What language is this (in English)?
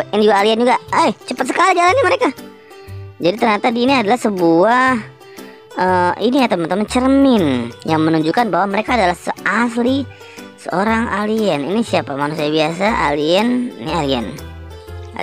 Indonesian